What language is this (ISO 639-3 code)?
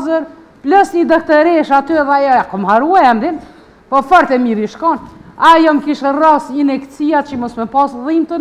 ron